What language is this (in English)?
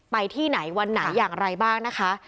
Thai